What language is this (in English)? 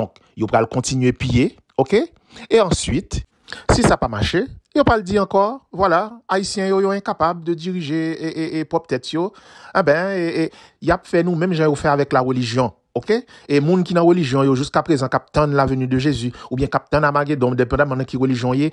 French